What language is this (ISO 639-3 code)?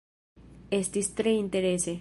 epo